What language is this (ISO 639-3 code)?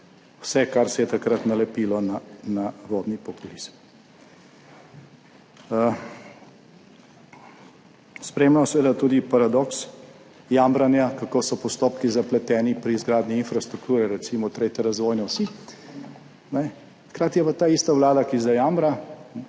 slv